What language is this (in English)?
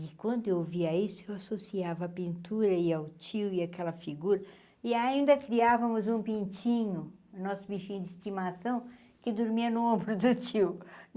Portuguese